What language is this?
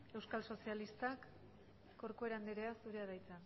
Basque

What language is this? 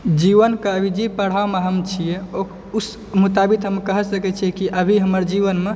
Maithili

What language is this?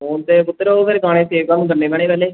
Punjabi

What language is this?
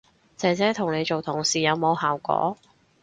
Cantonese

